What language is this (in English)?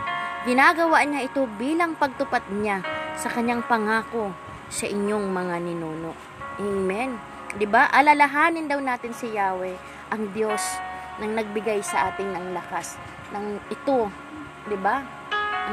Filipino